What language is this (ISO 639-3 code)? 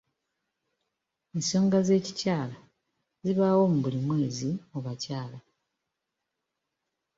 lug